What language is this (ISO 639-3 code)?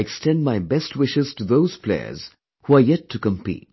eng